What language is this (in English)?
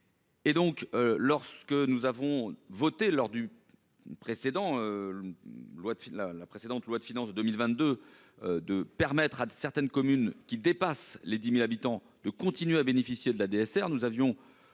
French